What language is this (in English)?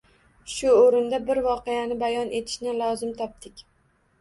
Uzbek